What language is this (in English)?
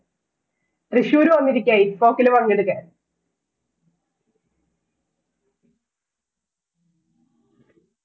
Malayalam